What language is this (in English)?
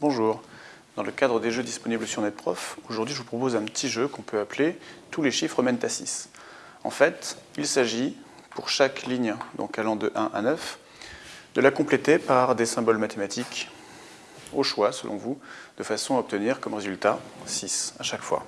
French